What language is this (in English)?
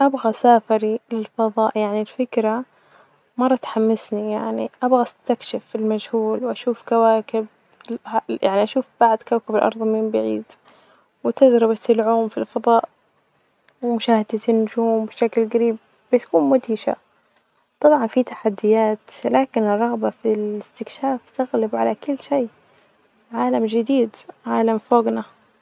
Najdi Arabic